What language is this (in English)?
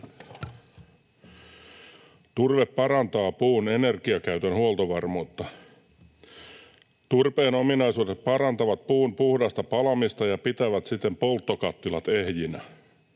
Finnish